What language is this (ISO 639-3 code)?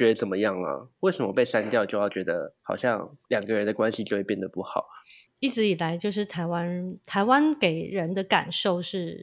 zho